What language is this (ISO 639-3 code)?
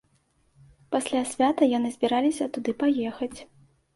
bel